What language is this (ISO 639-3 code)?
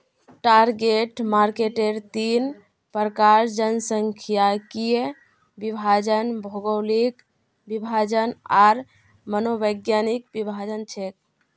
mag